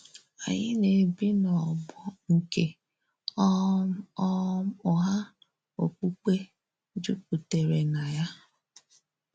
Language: Igbo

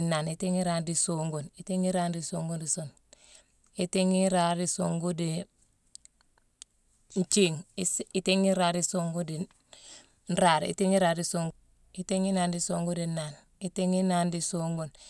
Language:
Mansoanka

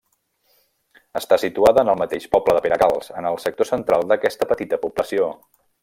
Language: Catalan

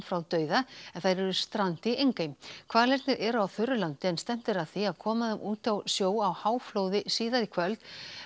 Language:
Icelandic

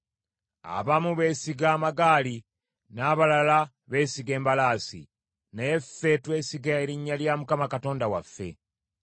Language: Ganda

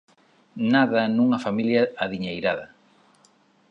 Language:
Galician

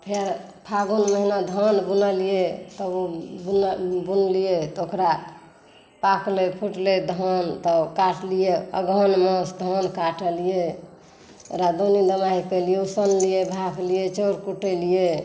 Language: Maithili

